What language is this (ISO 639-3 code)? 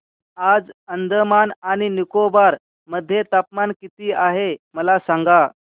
mar